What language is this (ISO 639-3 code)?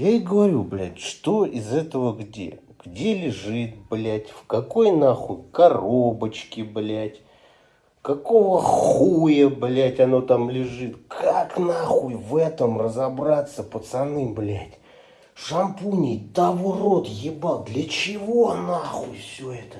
rus